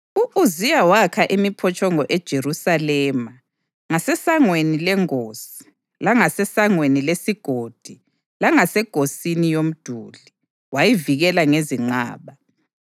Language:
North Ndebele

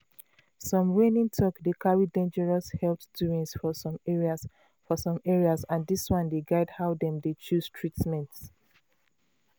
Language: Nigerian Pidgin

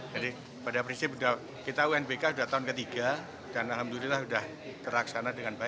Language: Indonesian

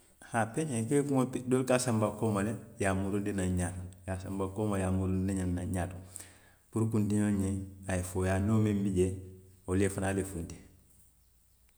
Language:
Western Maninkakan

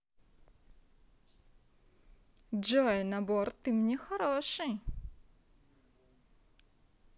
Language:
Russian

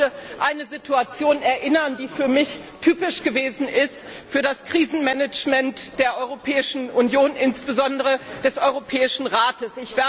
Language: German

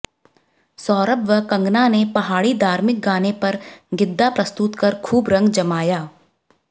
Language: Hindi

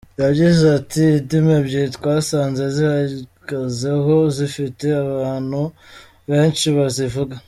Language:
Kinyarwanda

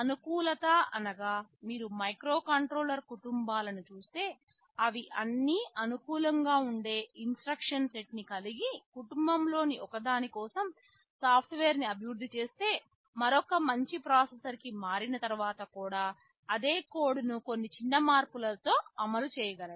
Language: Telugu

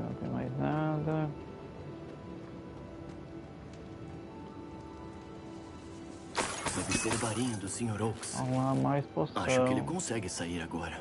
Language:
Portuguese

